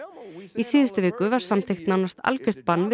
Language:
Icelandic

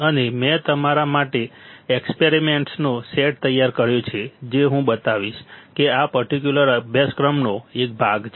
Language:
Gujarati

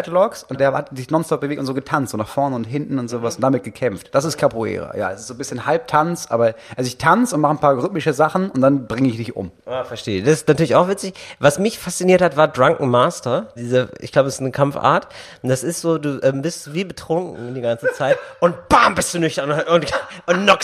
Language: German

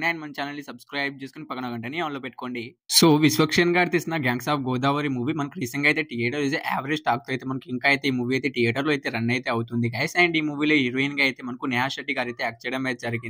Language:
Telugu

